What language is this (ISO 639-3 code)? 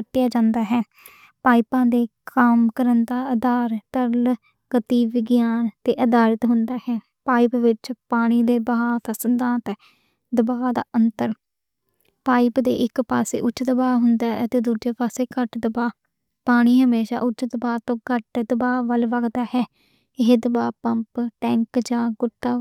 lah